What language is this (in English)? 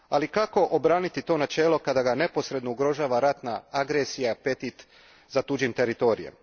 Croatian